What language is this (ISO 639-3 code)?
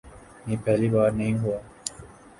urd